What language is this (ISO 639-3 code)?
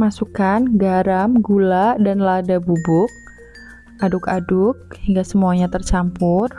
ind